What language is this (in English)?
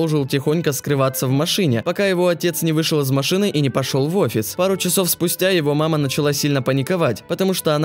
Russian